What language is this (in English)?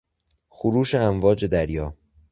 Persian